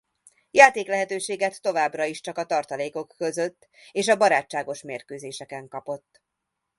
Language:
Hungarian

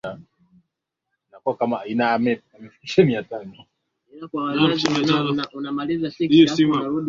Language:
Swahili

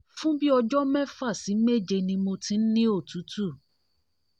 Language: Yoruba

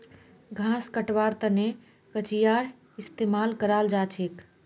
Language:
Magahi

